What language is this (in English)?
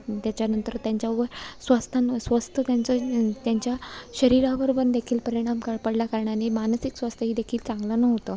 Marathi